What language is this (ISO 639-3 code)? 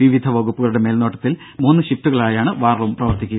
mal